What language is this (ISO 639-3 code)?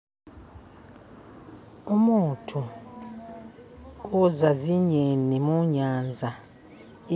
myx